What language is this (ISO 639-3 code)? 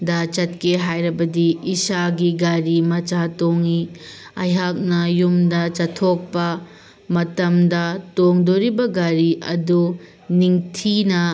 mni